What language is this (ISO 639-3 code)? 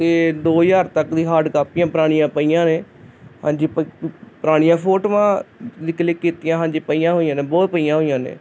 pan